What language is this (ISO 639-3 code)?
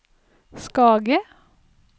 nor